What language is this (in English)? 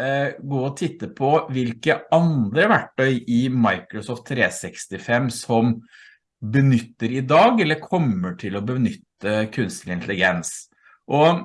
Norwegian